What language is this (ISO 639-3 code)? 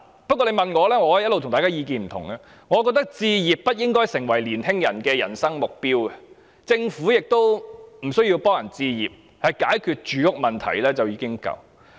yue